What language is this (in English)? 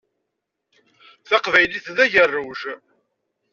Kabyle